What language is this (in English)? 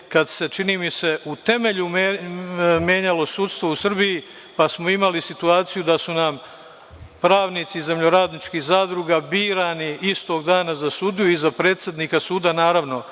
Serbian